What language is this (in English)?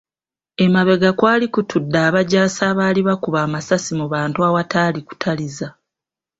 Ganda